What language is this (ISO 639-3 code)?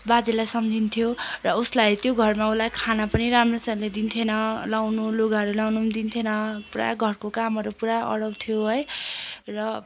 nep